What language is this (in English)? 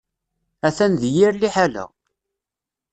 Kabyle